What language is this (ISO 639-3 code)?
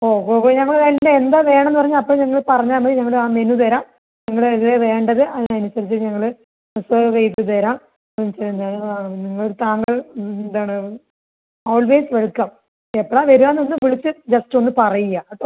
mal